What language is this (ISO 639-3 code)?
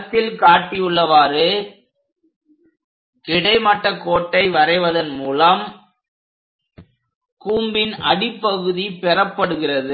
tam